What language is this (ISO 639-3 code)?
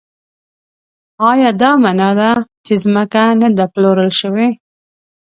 pus